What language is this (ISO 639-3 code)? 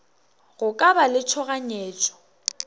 nso